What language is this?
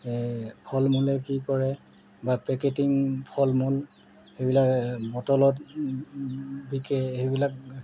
Assamese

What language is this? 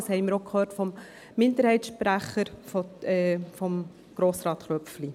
Swiss German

